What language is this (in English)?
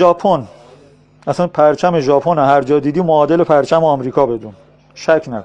Persian